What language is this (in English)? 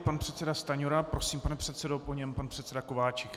Czech